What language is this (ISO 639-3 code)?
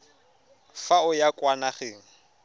tsn